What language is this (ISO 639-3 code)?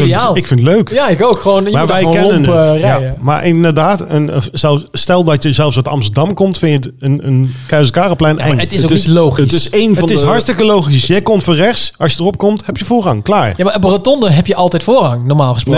nld